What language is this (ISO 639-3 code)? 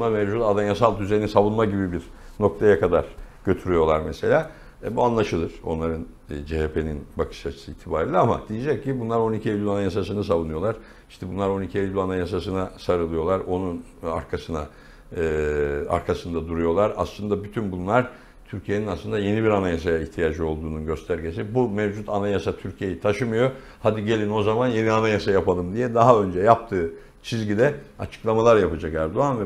tur